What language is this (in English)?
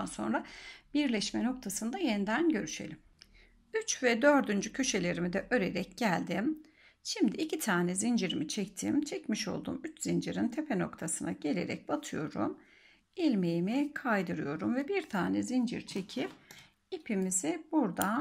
Turkish